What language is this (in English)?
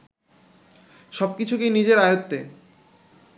Bangla